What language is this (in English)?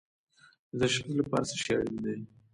Pashto